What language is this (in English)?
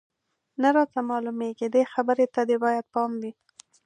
Pashto